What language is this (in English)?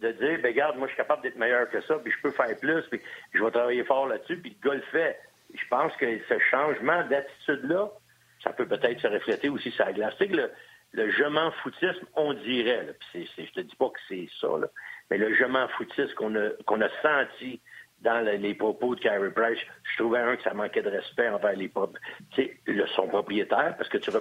French